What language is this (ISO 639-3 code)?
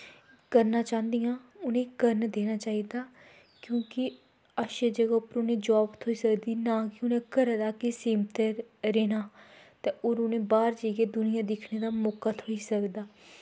doi